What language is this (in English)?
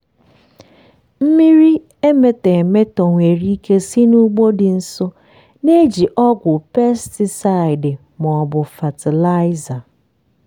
Igbo